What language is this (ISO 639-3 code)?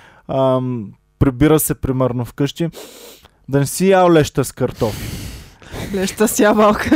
bul